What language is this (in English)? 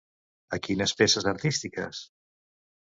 Catalan